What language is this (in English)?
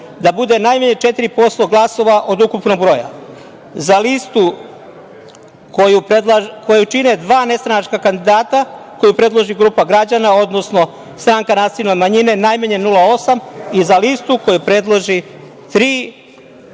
Serbian